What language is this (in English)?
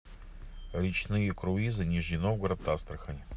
Russian